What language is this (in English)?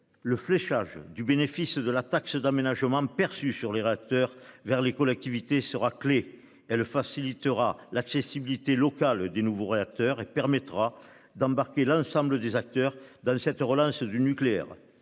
French